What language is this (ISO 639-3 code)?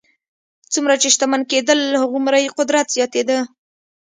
pus